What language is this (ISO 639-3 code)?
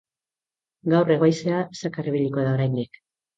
eus